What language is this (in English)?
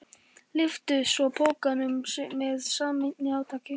Icelandic